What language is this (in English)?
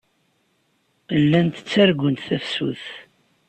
Kabyle